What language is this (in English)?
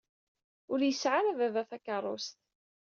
Kabyle